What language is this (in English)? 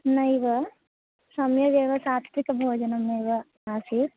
Sanskrit